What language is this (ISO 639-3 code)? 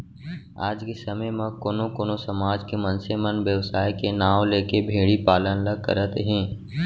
hne